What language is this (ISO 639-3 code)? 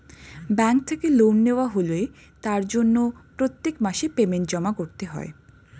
ben